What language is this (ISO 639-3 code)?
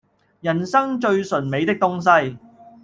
yue